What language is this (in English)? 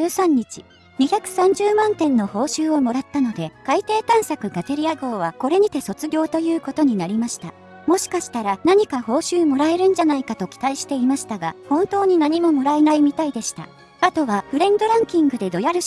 Japanese